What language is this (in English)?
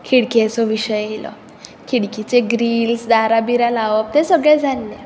Konkani